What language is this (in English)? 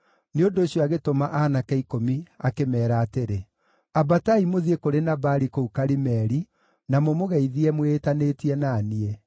Kikuyu